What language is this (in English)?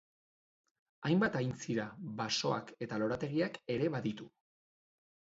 Basque